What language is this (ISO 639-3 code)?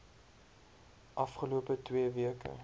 afr